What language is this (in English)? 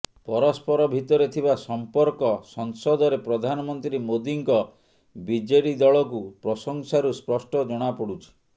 Odia